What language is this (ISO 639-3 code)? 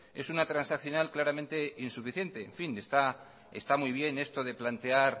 spa